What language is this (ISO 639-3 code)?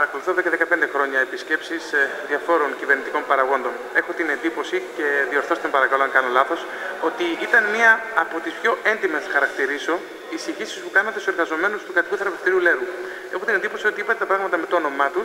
ell